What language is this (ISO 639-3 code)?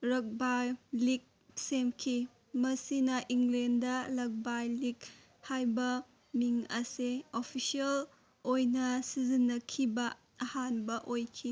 mni